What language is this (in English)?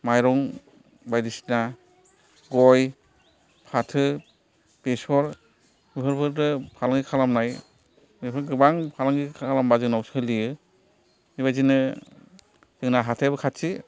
Bodo